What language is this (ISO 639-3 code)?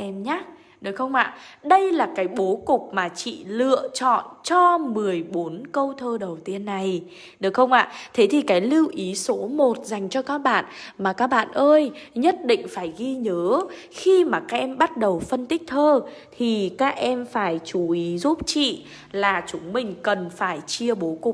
vie